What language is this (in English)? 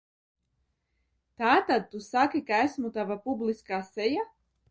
Latvian